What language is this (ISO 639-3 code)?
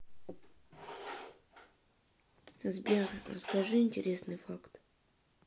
rus